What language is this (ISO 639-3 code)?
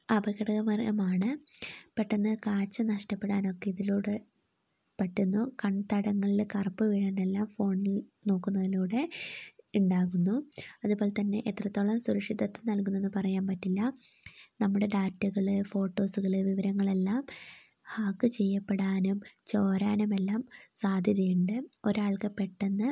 mal